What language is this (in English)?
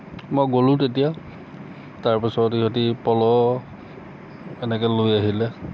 Assamese